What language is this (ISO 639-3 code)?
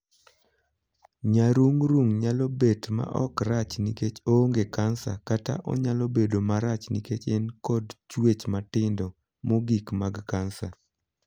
luo